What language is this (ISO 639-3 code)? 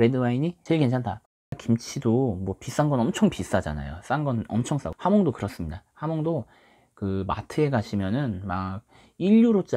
kor